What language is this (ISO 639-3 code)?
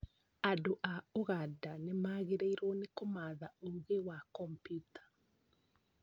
kik